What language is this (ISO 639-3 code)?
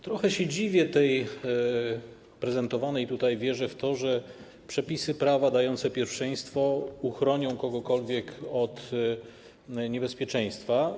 pol